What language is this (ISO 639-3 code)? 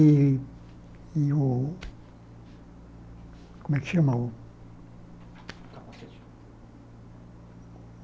por